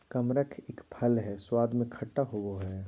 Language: Magahi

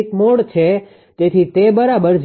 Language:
Gujarati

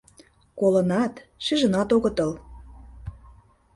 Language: Mari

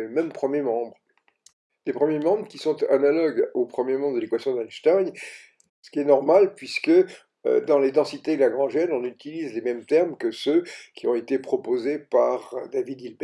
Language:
French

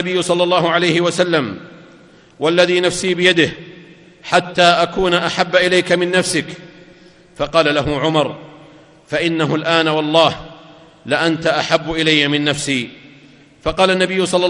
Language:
Arabic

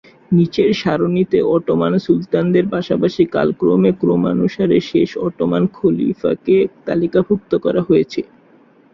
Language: Bangla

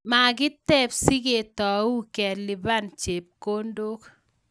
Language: Kalenjin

